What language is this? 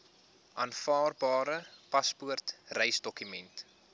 Afrikaans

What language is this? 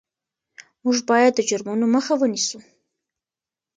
Pashto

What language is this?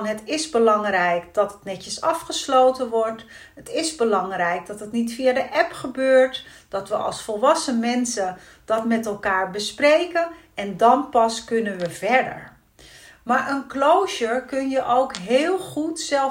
Dutch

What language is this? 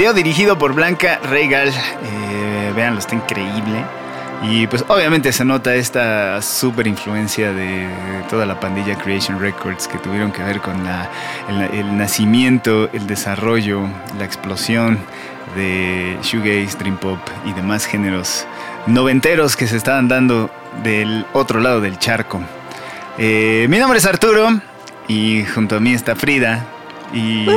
Spanish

